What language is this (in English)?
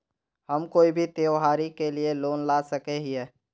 Magahi